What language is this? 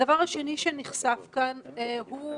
Hebrew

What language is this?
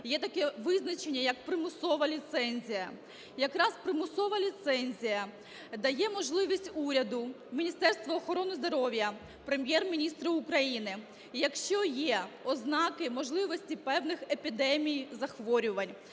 Ukrainian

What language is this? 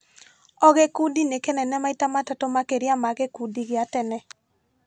Kikuyu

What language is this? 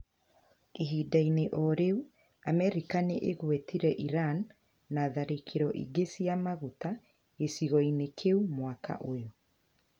Kikuyu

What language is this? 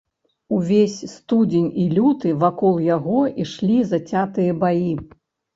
Belarusian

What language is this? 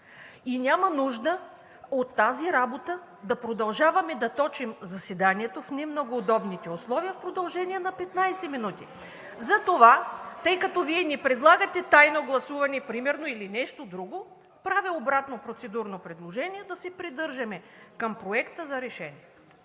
Bulgarian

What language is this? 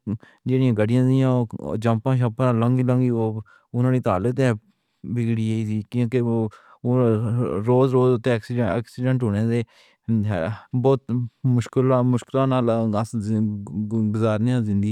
Pahari-Potwari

